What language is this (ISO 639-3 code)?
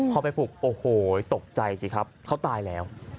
tha